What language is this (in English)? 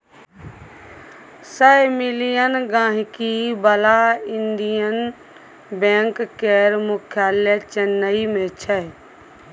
Maithili